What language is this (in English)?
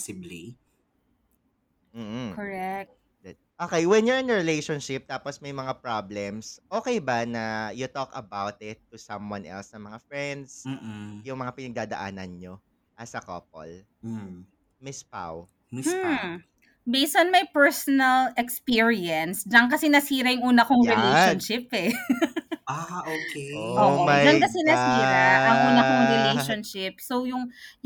Filipino